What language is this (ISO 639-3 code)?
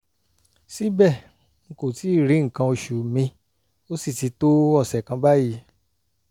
yor